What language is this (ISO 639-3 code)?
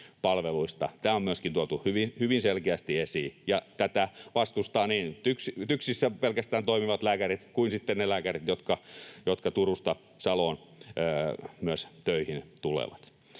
fin